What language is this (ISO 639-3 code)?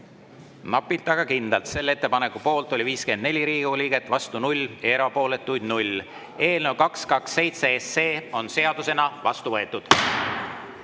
est